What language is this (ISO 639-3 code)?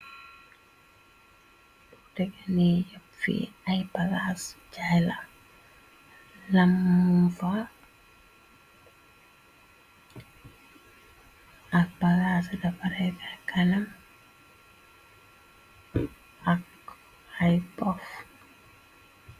wol